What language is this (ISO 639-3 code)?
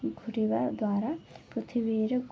ori